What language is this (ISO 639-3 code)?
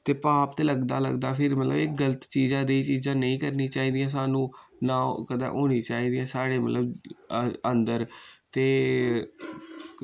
doi